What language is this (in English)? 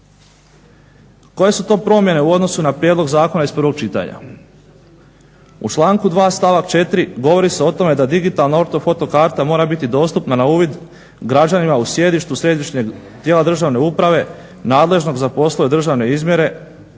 Croatian